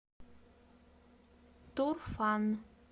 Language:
Russian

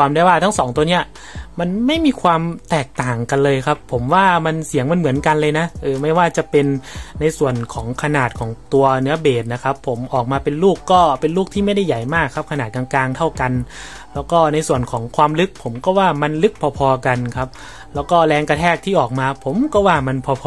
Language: Thai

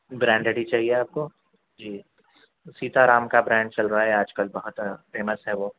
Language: Urdu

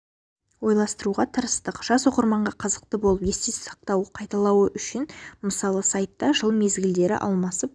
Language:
Kazakh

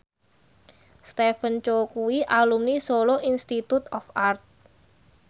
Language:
Javanese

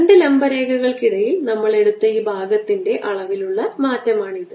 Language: Malayalam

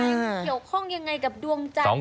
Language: Thai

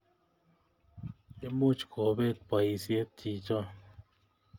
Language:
Kalenjin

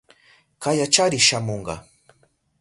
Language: Southern Pastaza Quechua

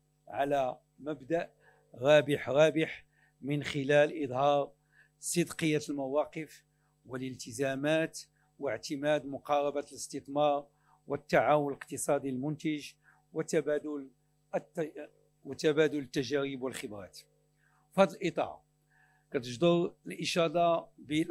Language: Arabic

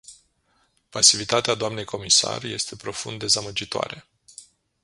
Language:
Romanian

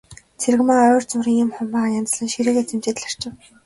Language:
Mongolian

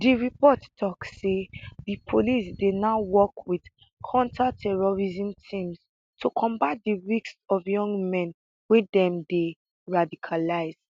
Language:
Nigerian Pidgin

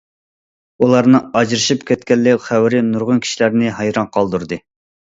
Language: Uyghur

